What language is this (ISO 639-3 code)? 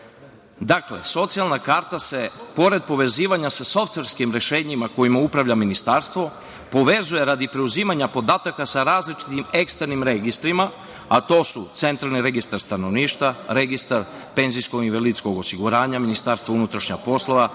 srp